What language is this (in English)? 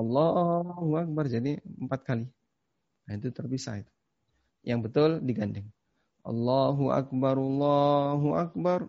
Indonesian